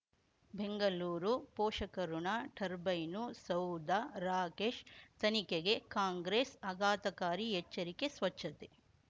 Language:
Kannada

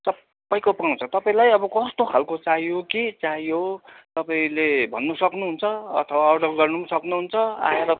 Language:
Nepali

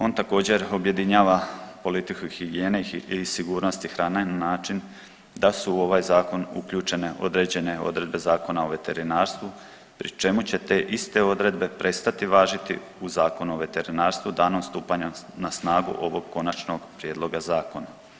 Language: Croatian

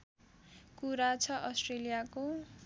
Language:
Nepali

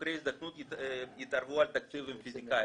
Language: Hebrew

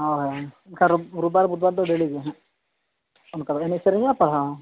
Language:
Santali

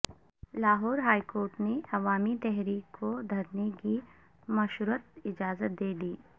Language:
Urdu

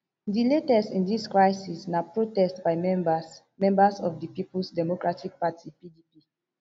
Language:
Nigerian Pidgin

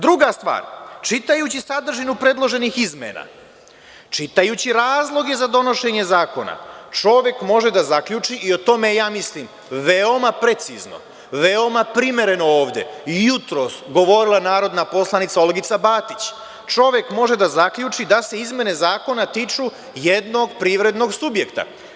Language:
Serbian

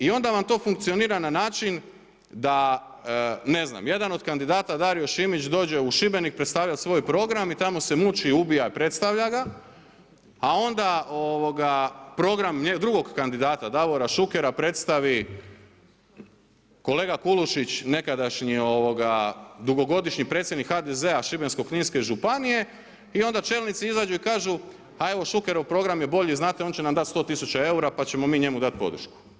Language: Croatian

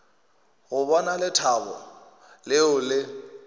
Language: Northern Sotho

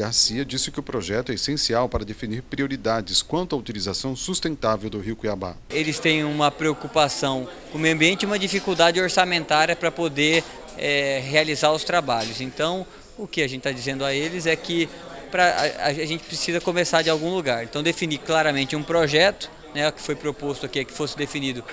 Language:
Portuguese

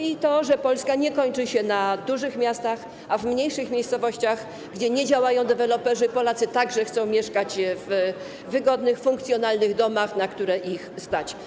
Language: Polish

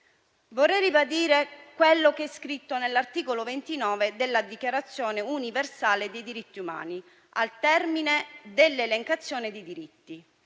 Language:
Italian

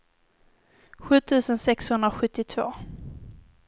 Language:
Swedish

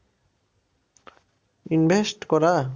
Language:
Bangla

